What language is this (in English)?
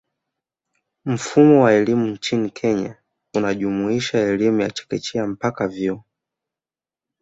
Swahili